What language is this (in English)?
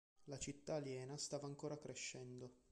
Italian